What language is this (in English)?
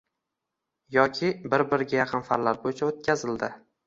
Uzbek